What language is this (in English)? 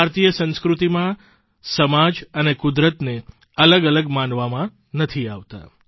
Gujarati